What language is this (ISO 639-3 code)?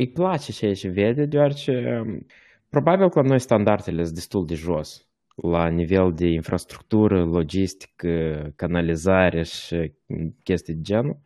ron